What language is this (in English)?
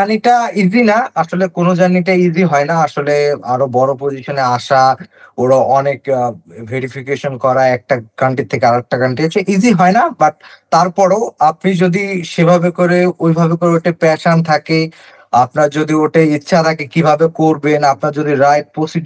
Bangla